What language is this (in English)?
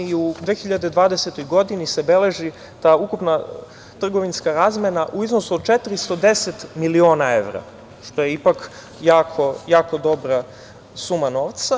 Serbian